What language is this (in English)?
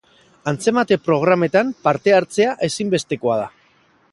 Basque